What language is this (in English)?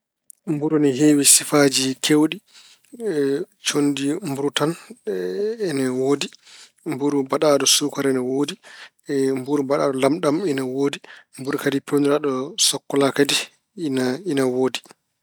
Fula